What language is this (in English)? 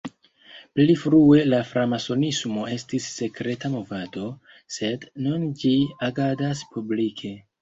Esperanto